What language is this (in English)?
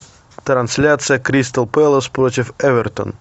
Russian